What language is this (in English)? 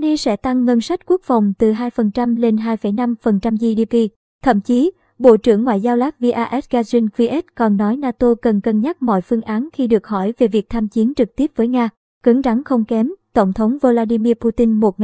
Vietnamese